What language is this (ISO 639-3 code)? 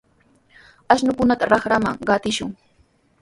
qws